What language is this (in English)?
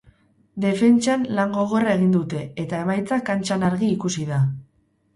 Basque